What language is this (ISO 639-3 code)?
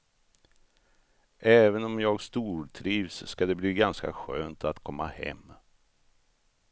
swe